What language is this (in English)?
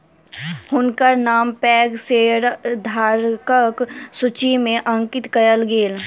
Maithili